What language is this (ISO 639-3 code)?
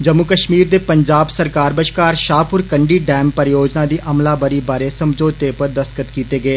doi